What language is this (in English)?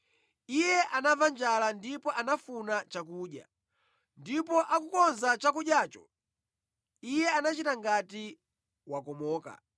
Nyanja